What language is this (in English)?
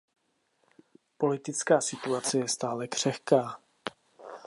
Czech